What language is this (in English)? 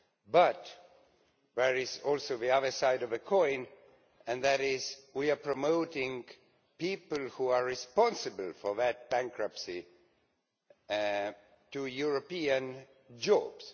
English